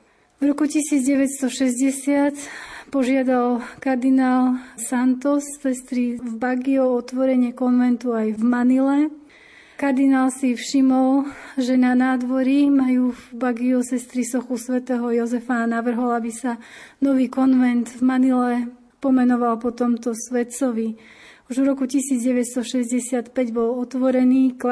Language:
Slovak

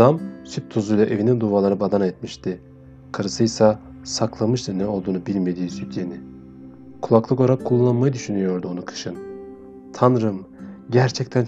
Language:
Turkish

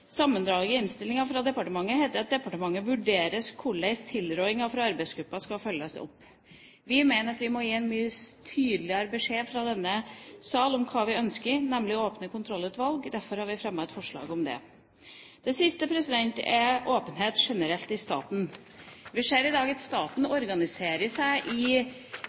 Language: Norwegian Bokmål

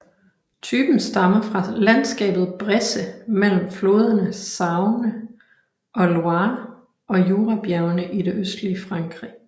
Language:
Danish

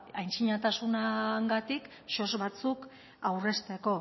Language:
Basque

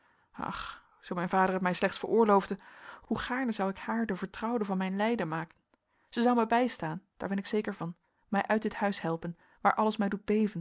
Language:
Dutch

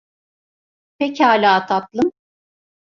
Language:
Turkish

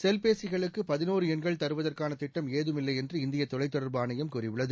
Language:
Tamil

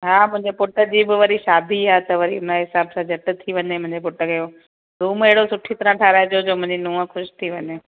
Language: Sindhi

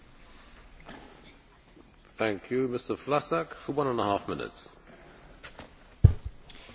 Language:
Czech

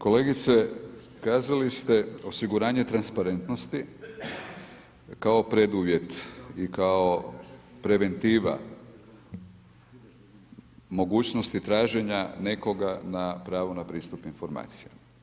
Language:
Croatian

